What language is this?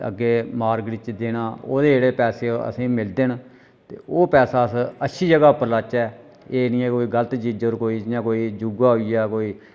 Dogri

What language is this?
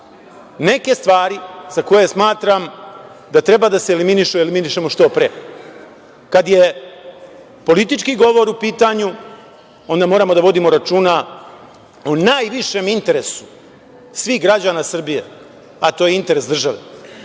Serbian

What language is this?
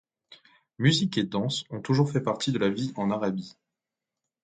French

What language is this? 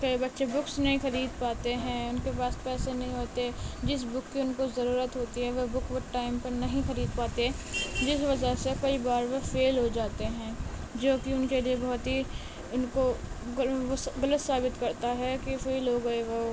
Urdu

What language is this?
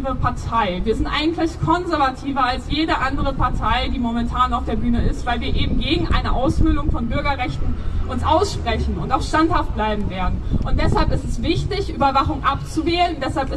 German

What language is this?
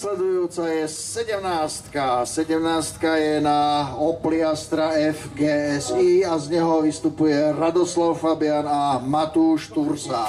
Czech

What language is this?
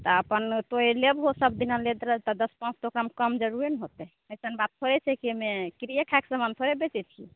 Maithili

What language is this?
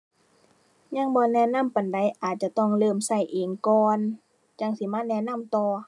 Thai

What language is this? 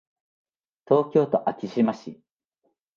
Japanese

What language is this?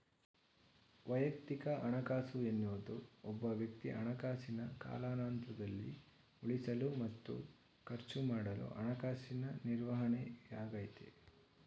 Kannada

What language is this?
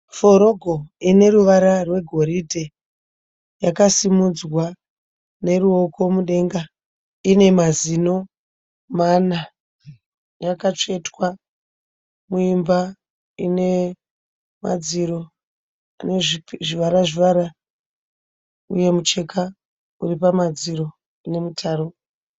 Shona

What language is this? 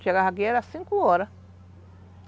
Portuguese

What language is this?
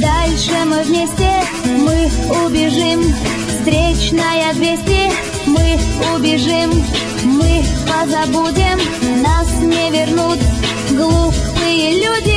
Russian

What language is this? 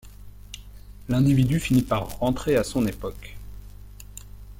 French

